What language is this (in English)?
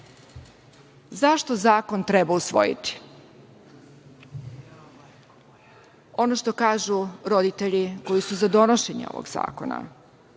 Serbian